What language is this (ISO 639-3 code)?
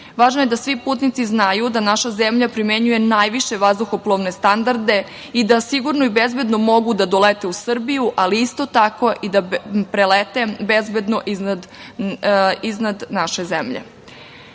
srp